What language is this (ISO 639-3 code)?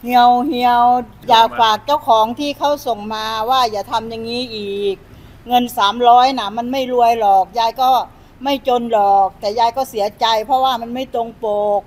tha